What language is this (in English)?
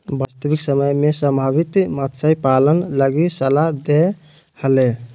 Magahi